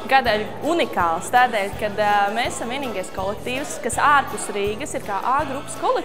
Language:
Latvian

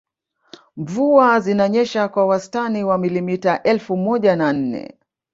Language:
Swahili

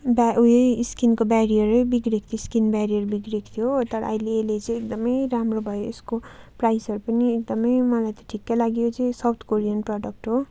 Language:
Nepali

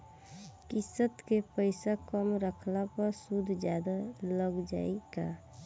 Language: Bhojpuri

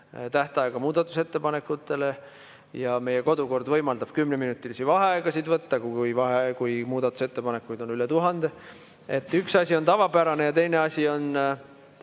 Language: Estonian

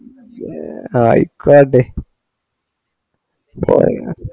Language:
Malayalam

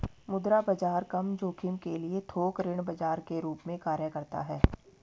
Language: Hindi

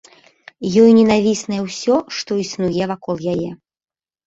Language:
Belarusian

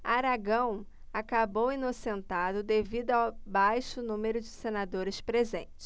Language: Portuguese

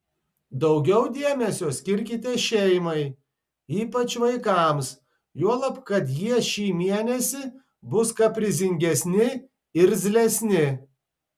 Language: Lithuanian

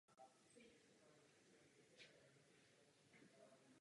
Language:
Czech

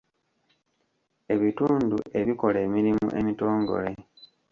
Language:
Ganda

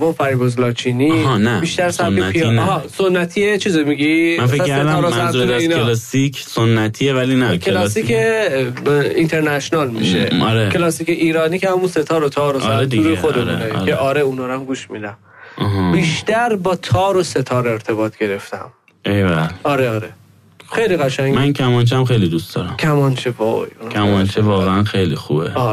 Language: Persian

